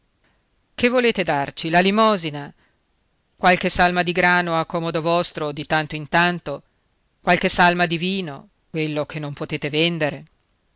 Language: Italian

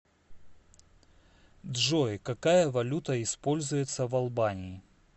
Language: Russian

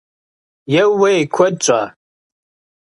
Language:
Kabardian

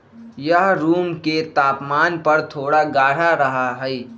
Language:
Magahi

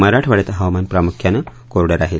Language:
Marathi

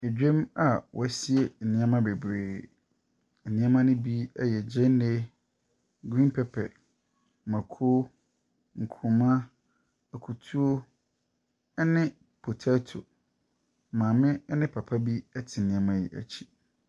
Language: Akan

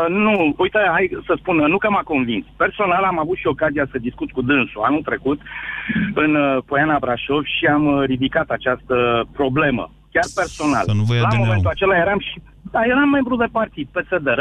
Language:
Romanian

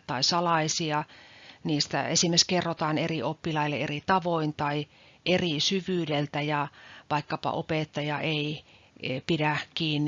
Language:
Finnish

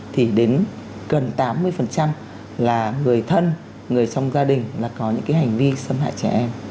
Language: Vietnamese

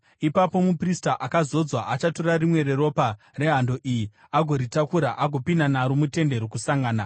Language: Shona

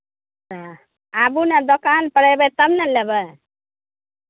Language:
Maithili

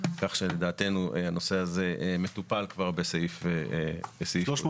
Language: Hebrew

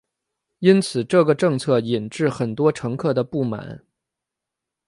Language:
Chinese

